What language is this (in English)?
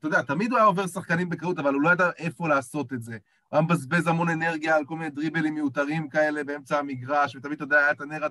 Hebrew